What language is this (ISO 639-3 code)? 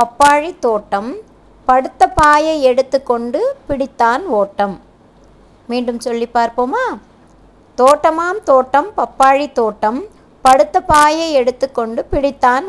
tam